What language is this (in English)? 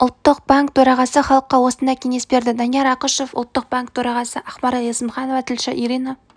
Kazakh